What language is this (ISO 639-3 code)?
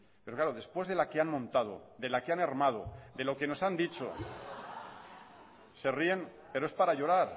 spa